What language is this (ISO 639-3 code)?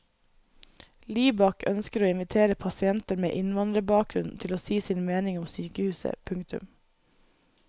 nor